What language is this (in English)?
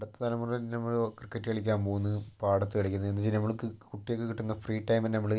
Malayalam